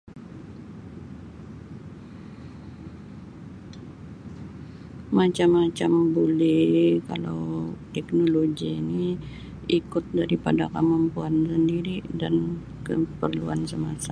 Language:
Sabah Bisaya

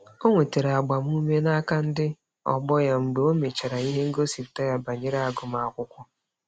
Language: Igbo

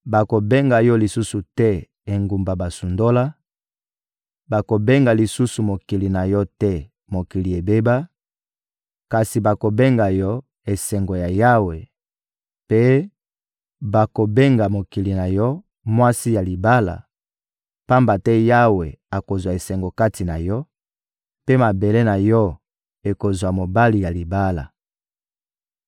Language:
Lingala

